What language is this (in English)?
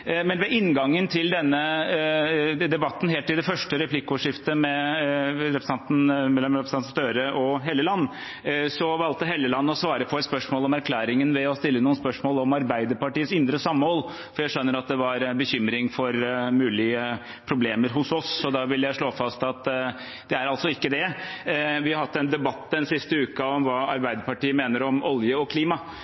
Norwegian Bokmål